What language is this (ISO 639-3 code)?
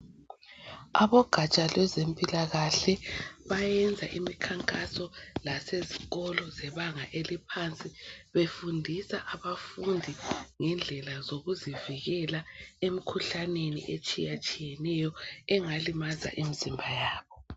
nde